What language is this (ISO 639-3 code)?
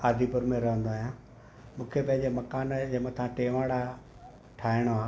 snd